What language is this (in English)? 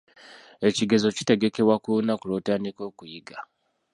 Ganda